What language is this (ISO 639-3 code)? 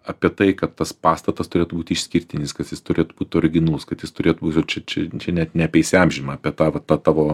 lit